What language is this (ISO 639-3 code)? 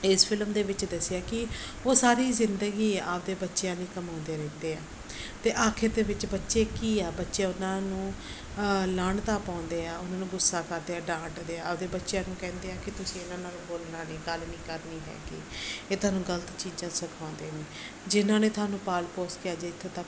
pan